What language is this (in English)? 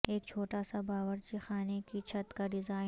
Urdu